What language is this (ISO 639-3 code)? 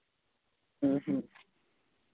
sat